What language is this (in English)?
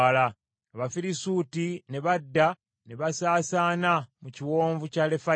Ganda